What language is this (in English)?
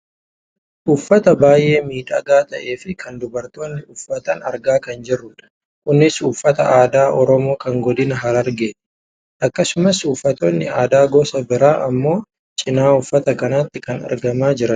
Oromo